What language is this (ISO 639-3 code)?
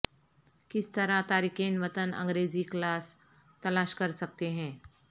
urd